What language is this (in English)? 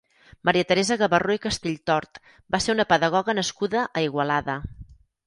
Catalan